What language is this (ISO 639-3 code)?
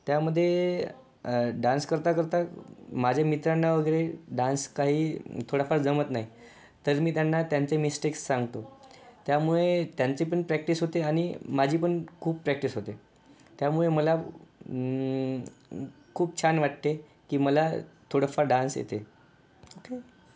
mar